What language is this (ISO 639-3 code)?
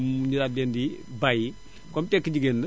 wol